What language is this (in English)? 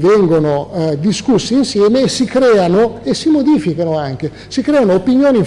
Italian